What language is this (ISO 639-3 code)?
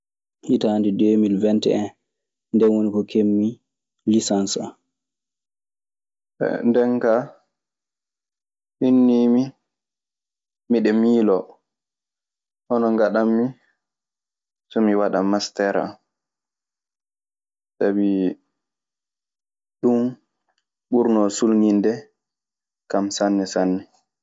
ffm